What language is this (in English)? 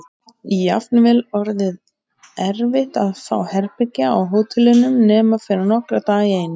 Icelandic